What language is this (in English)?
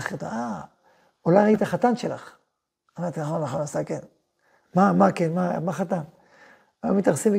Hebrew